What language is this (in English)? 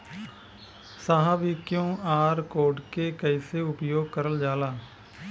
Bhojpuri